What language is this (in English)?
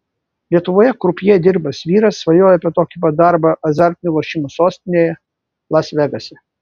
Lithuanian